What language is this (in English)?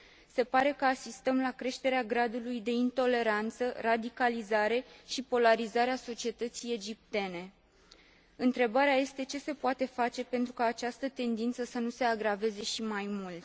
Romanian